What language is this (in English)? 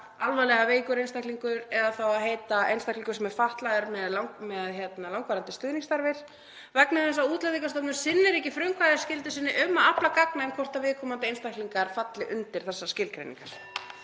Icelandic